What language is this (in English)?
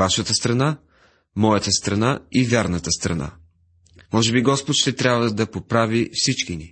Bulgarian